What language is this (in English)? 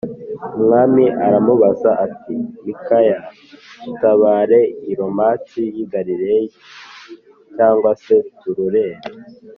Kinyarwanda